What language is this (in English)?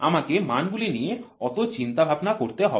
Bangla